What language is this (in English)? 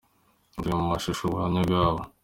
Kinyarwanda